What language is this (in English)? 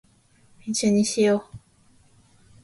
Japanese